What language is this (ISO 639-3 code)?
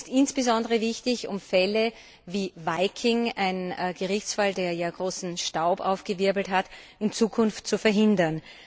deu